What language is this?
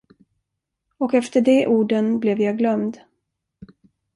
Swedish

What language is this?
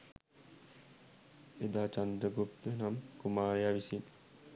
Sinhala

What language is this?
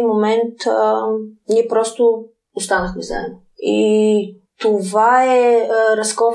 Bulgarian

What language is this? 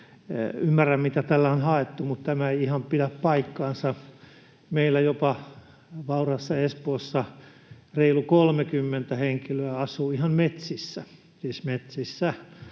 Finnish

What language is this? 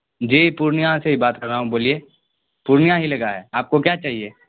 Urdu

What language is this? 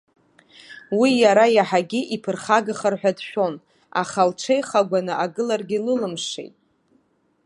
Abkhazian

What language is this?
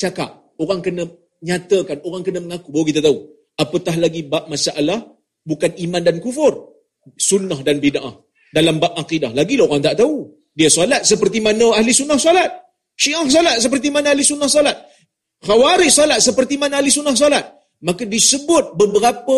Malay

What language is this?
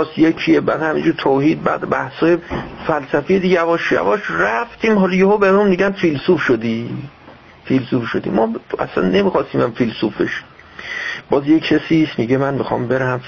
Persian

